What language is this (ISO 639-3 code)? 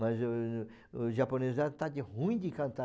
por